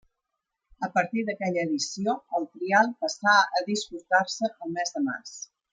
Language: Catalan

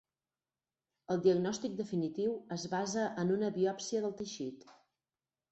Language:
Catalan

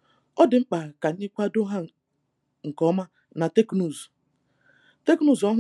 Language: Igbo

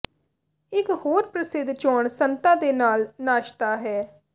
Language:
Punjabi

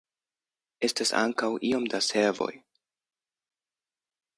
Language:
Esperanto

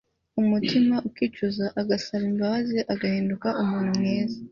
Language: Kinyarwanda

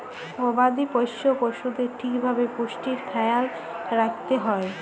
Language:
Bangla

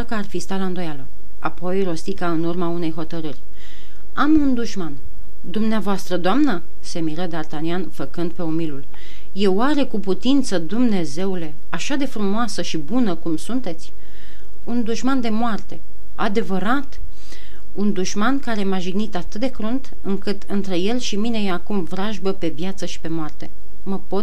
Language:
Romanian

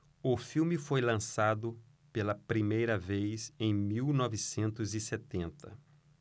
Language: Portuguese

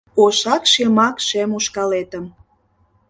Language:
Mari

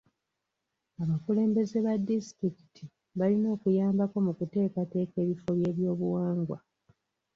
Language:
Ganda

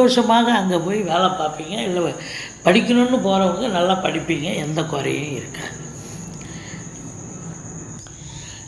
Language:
Hindi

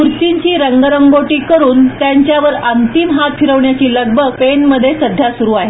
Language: Marathi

